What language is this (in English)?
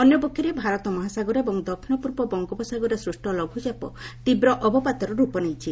Odia